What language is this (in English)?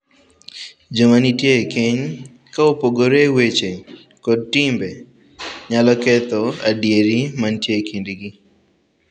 Luo (Kenya and Tanzania)